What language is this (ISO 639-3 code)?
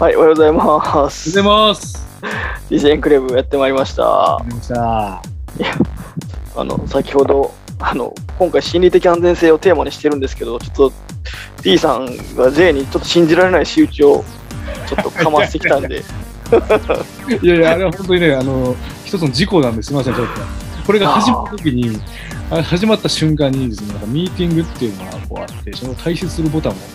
jpn